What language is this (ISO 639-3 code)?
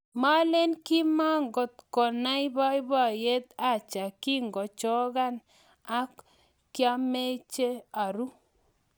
kln